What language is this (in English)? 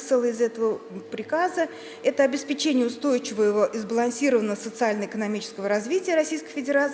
Russian